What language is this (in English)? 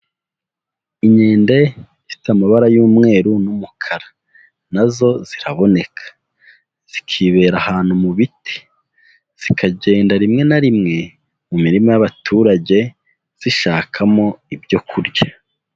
Kinyarwanda